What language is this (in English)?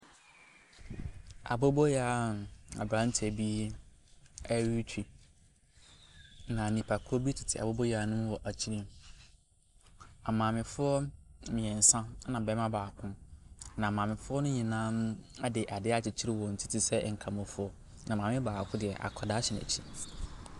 Akan